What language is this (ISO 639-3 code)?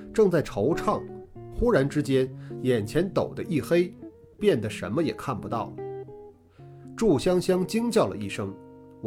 zho